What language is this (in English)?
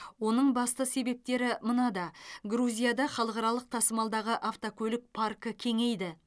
Kazakh